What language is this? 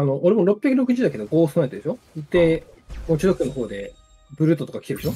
Japanese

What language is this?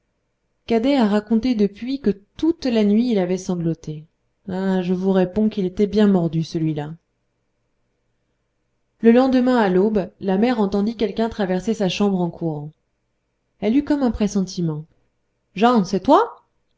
French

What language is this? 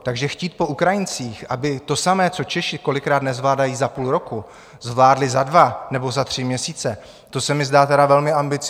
Czech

